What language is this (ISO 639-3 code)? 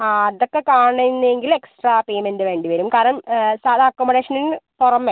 mal